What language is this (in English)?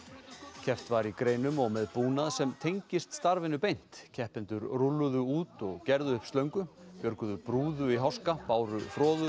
Icelandic